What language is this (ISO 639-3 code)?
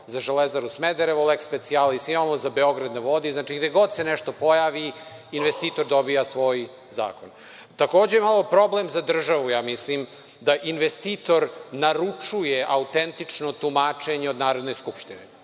srp